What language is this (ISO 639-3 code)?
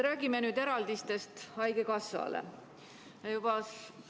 est